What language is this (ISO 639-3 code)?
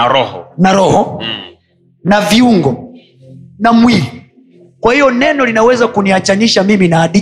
swa